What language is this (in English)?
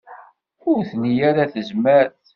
Kabyle